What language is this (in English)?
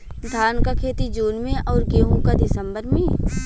Bhojpuri